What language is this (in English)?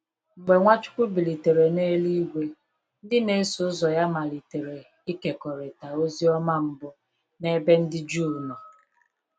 Igbo